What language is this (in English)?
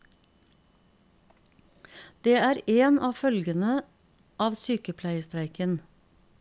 Norwegian